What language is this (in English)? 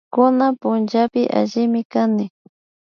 Imbabura Highland Quichua